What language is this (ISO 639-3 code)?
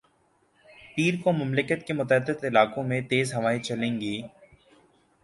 urd